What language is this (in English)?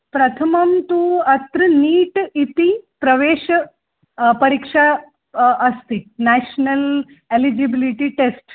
Sanskrit